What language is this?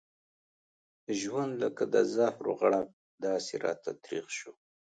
Pashto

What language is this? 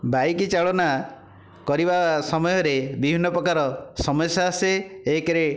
Odia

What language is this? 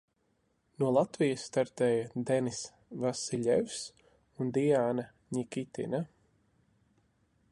Latvian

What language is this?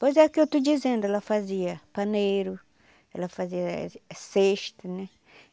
Portuguese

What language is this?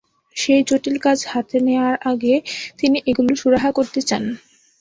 Bangla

